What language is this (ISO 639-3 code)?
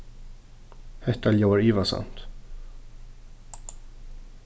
fao